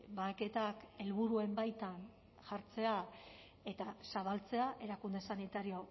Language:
Basque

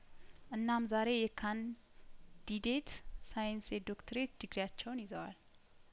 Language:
Amharic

